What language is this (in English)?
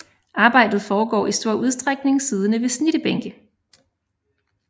Danish